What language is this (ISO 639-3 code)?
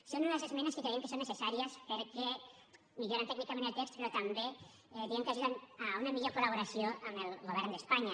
cat